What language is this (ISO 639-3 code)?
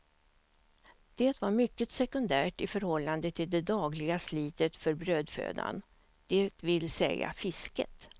swe